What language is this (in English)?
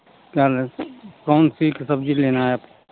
Hindi